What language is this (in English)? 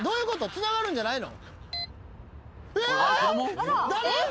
Japanese